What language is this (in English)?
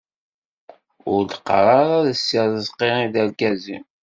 Kabyle